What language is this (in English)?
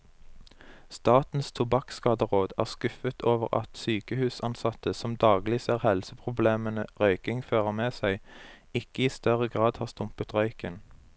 Norwegian